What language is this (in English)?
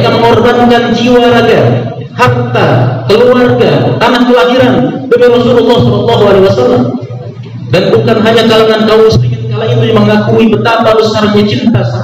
Indonesian